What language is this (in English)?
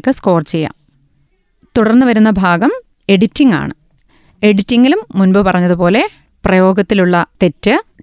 Malayalam